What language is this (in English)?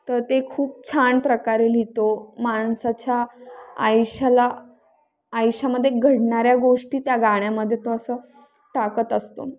Marathi